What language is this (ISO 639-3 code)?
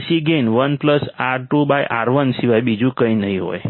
guj